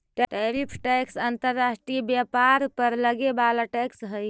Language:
Magahi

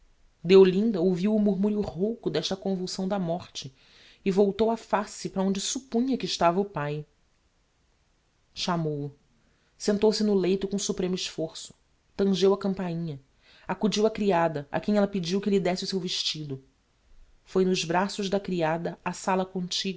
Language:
Portuguese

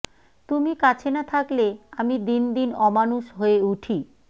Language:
Bangla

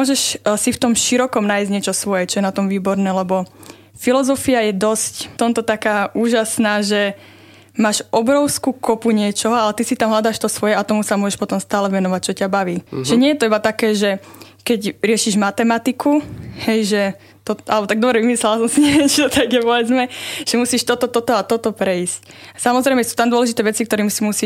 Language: Slovak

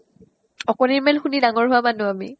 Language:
Assamese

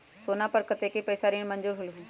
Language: Magahi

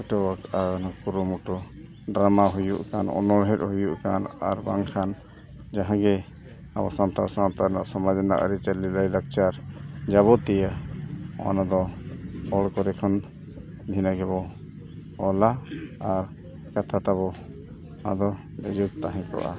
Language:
Santali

